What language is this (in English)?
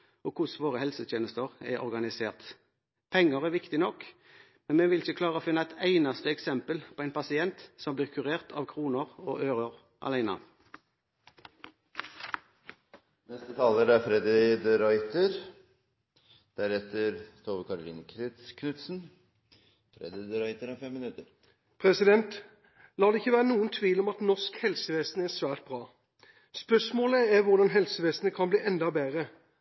Norwegian Bokmål